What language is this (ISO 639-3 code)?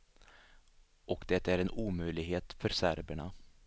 swe